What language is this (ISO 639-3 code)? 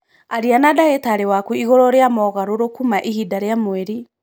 kik